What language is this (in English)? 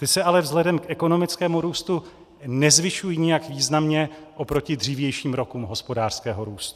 Czech